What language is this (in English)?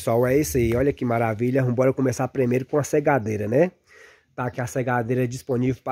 Portuguese